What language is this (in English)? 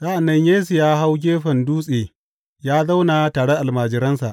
Hausa